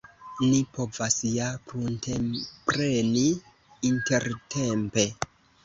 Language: Esperanto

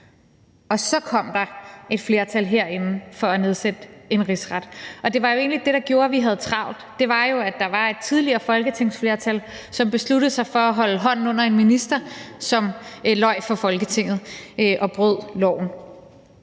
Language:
Danish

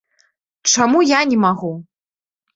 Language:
Belarusian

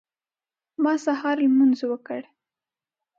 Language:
Pashto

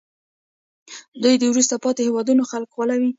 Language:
Pashto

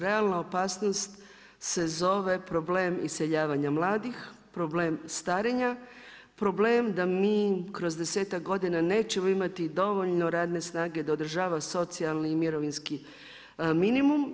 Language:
Croatian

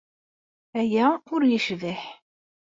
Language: Kabyle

